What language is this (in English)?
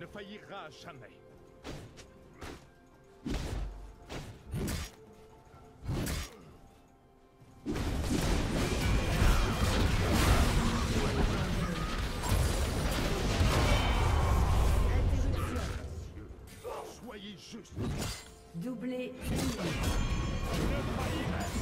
French